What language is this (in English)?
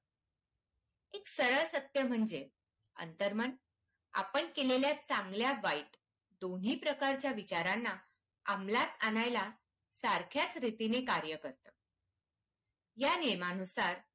Marathi